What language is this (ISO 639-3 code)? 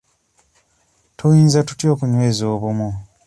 lug